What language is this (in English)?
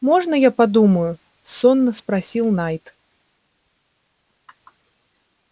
Russian